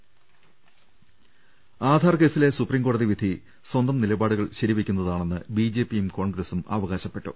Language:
Malayalam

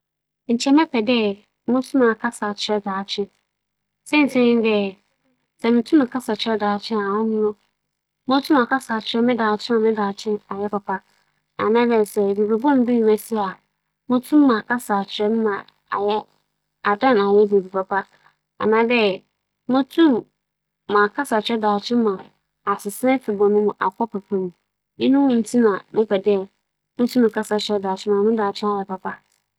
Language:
Akan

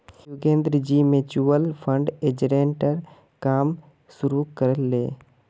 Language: Magahi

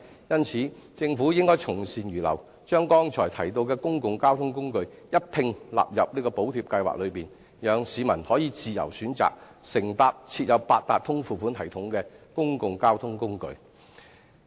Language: Cantonese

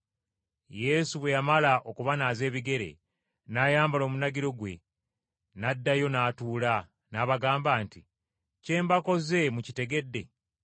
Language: Ganda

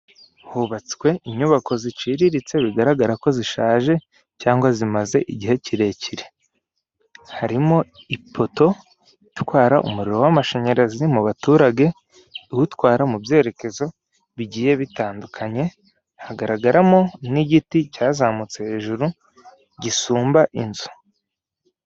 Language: Kinyarwanda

